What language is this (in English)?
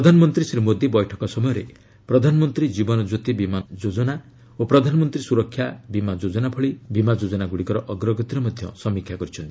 Odia